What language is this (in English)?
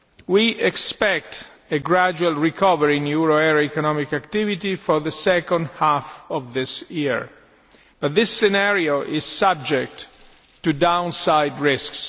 English